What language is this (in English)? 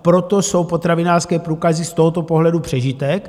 Czech